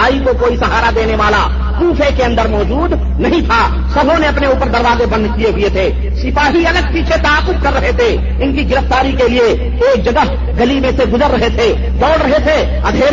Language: Urdu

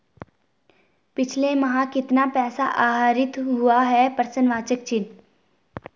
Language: Hindi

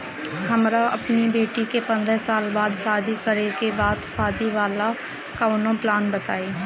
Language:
Bhojpuri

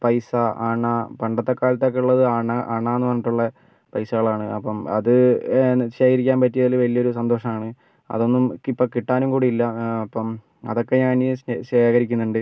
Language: Malayalam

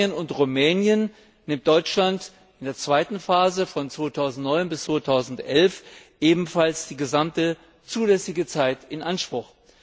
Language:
German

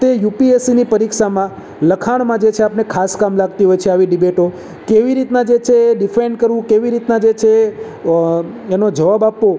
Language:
Gujarati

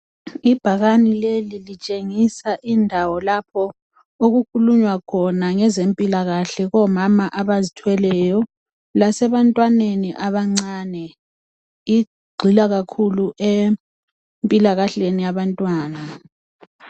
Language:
North Ndebele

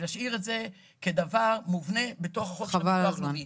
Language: Hebrew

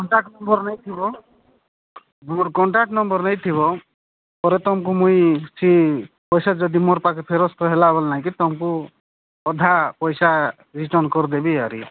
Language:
Odia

